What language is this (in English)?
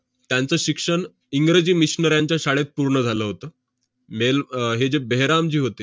Marathi